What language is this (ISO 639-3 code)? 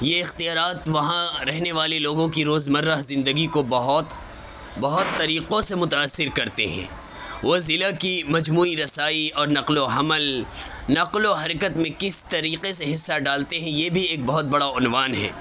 urd